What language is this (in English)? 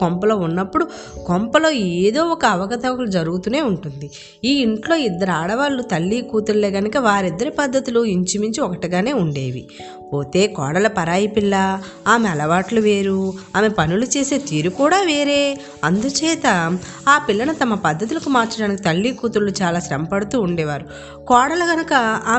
Telugu